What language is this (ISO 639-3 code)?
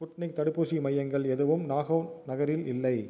tam